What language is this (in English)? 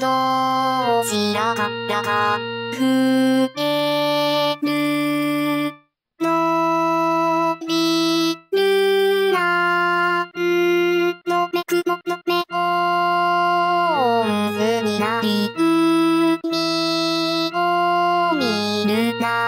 Japanese